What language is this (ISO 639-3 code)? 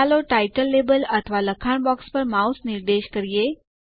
guj